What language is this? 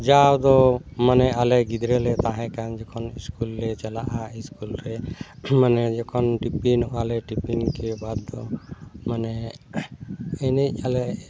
Santali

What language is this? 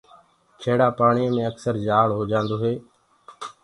Gurgula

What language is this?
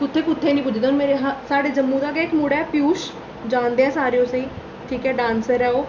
Dogri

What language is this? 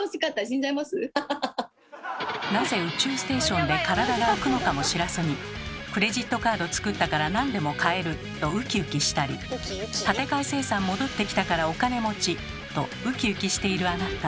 Japanese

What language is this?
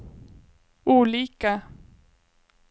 Swedish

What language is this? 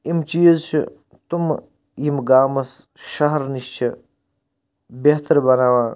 Kashmiri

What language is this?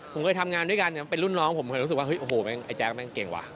Thai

